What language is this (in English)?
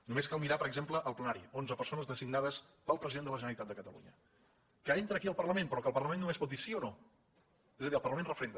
Catalan